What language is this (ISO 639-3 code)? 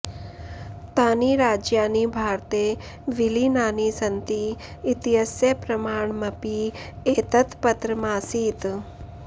san